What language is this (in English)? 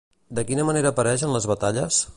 Catalan